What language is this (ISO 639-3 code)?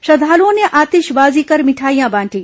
hin